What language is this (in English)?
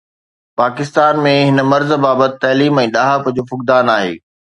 Sindhi